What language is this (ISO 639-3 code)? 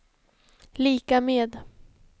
swe